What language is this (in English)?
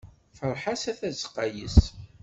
Kabyle